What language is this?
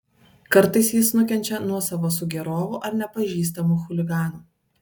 Lithuanian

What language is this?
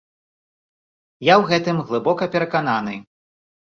Belarusian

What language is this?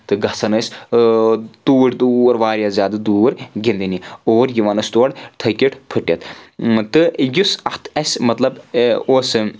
Kashmiri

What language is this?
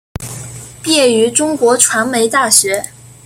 Chinese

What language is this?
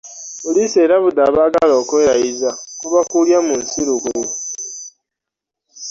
Ganda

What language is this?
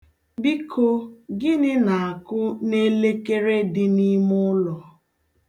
Igbo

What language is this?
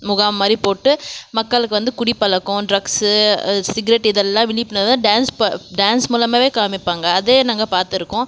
Tamil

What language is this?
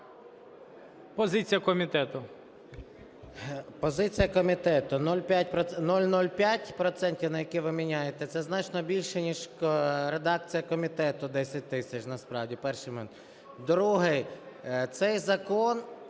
Ukrainian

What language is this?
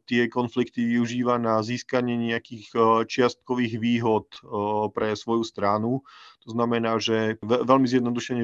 Slovak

